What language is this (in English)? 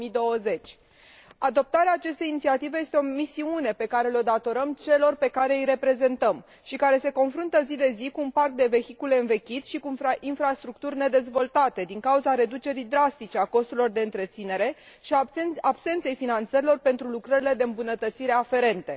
Romanian